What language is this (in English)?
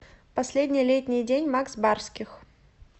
Russian